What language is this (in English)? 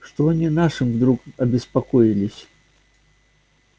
Russian